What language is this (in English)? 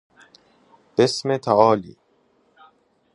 Persian